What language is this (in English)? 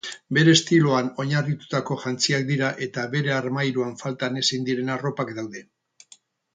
Basque